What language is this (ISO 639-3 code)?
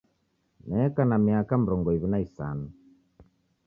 dav